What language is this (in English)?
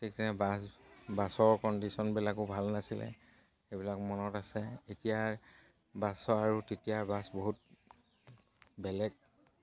Assamese